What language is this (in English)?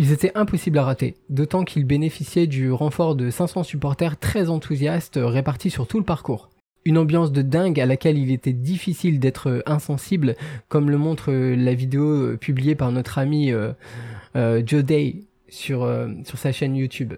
French